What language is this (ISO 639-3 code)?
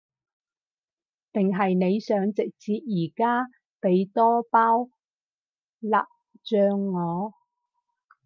yue